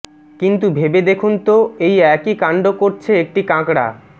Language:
Bangla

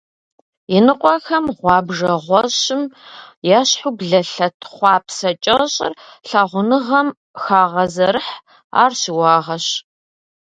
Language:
Kabardian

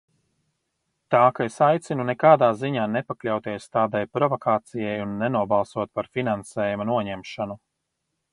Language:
Latvian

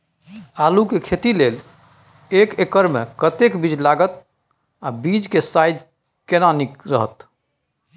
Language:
Maithili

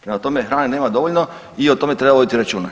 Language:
Croatian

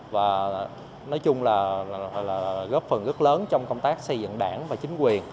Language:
Vietnamese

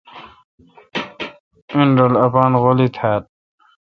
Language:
Kalkoti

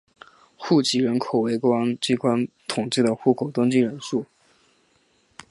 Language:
Chinese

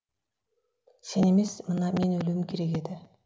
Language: Kazakh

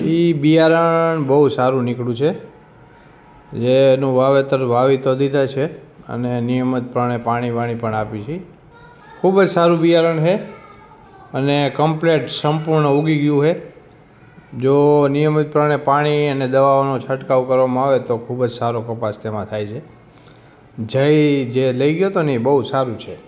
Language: Gujarati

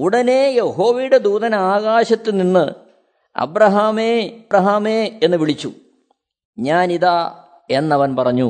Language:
Malayalam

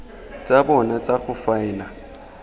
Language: Tswana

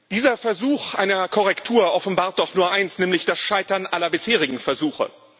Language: German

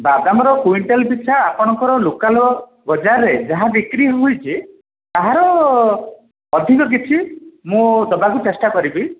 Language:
Odia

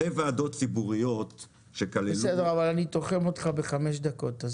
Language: Hebrew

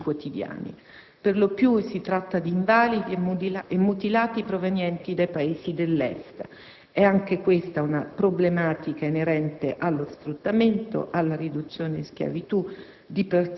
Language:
Italian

